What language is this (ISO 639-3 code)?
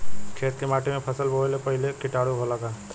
bho